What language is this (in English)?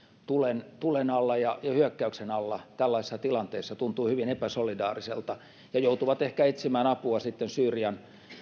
Finnish